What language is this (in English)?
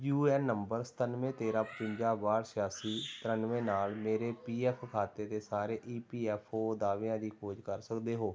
Punjabi